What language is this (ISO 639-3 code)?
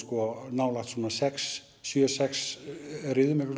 isl